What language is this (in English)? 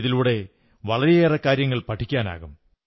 Malayalam